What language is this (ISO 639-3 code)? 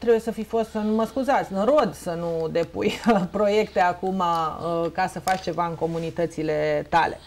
ron